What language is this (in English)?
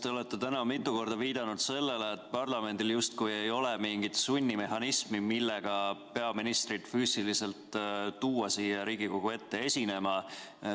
Estonian